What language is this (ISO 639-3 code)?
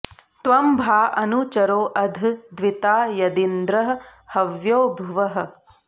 san